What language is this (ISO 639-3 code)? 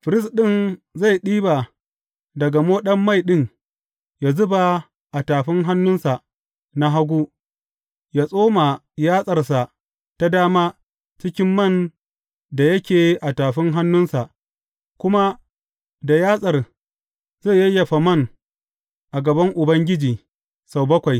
hau